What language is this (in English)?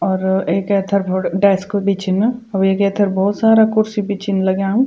Garhwali